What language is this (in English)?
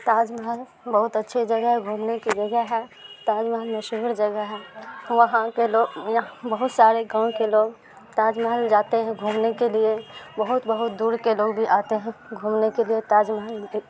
Urdu